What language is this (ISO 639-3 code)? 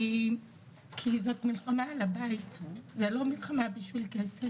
heb